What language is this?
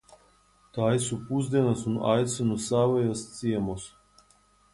Latvian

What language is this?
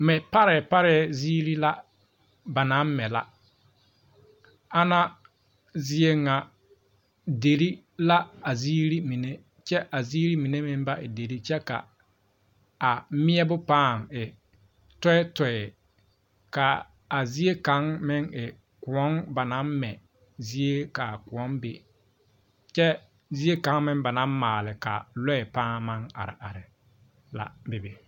Southern Dagaare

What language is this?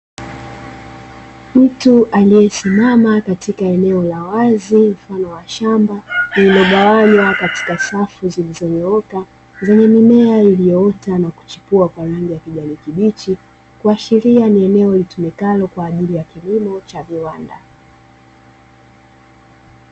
Swahili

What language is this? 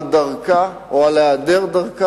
Hebrew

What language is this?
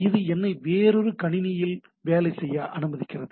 Tamil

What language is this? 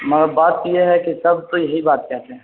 Urdu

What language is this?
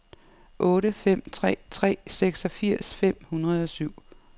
Danish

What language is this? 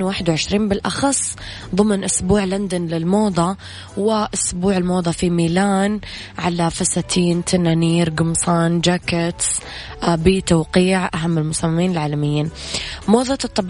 Arabic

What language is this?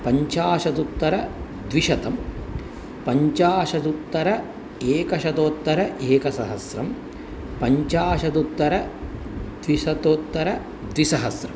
Sanskrit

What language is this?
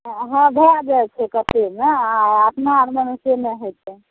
Maithili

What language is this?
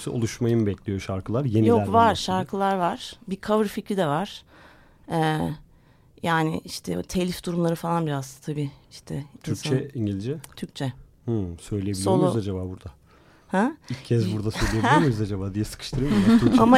Turkish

